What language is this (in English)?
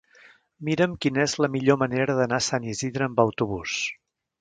Catalan